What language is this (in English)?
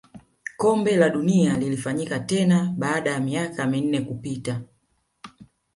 Swahili